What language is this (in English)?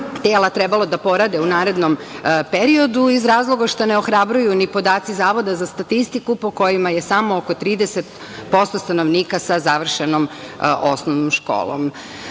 Serbian